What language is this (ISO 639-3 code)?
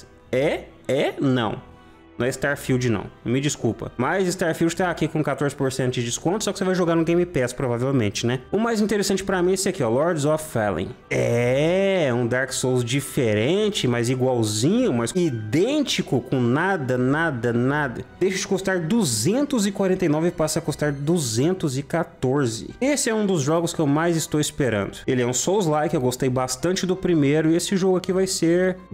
por